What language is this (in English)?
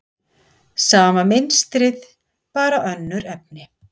Icelandic